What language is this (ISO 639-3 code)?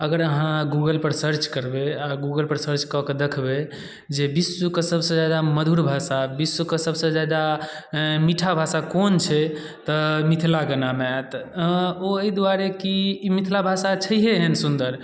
mai